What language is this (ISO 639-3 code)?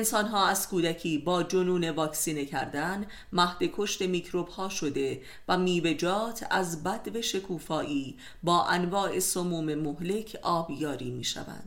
fas